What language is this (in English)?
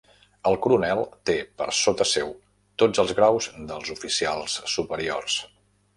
Catalan